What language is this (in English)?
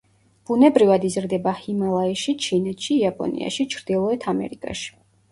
Georgian